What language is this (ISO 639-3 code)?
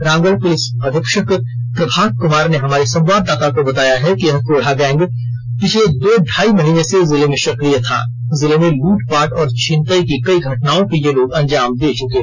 hin